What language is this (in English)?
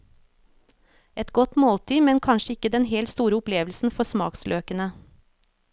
Norwegian